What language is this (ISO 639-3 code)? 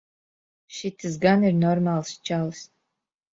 lav